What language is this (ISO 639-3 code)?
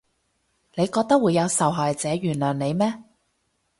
yue